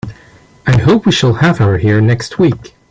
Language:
English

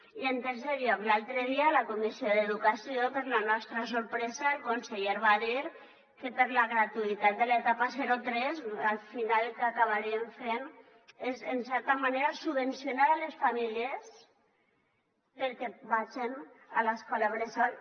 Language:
Catalan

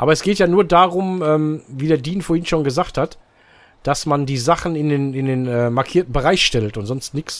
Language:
German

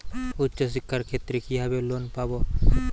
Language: Bangla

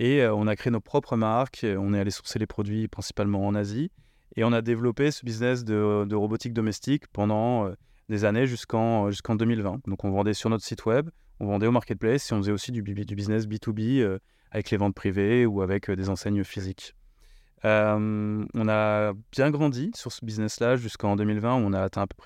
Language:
French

